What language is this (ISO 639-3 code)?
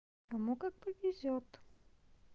rus